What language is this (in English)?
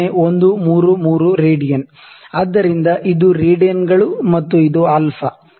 Kannada